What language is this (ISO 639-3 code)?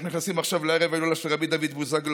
heb